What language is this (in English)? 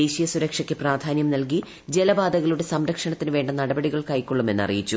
Malayalam